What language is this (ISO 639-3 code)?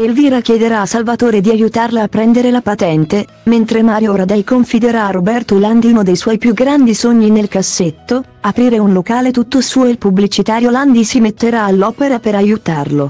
ita